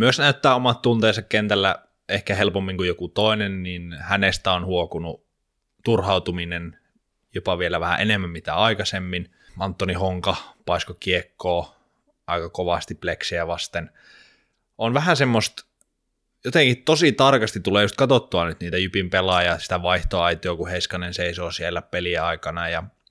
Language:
Finnish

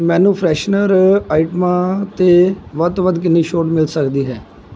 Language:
Punjabi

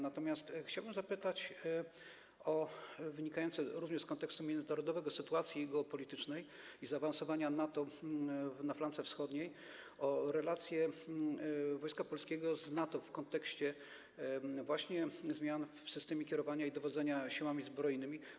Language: Polish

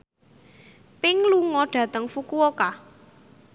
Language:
Javanese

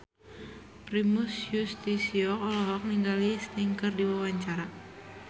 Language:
Sundanese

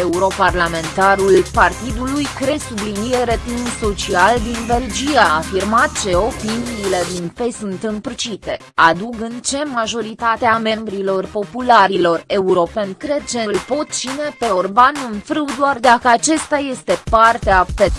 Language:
Romanian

